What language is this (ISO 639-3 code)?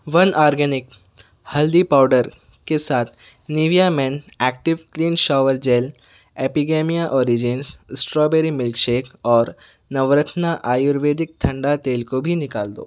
urd